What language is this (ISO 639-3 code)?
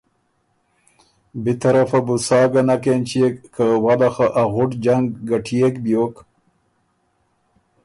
oru